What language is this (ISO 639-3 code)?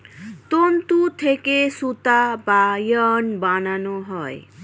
ben